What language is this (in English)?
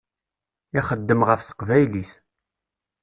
Kabyle